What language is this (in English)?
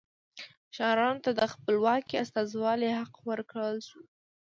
Pashto